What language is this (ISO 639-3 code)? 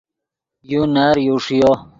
ydg